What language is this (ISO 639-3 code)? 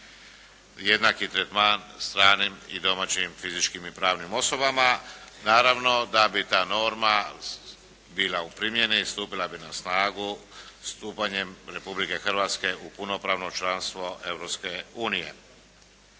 hrv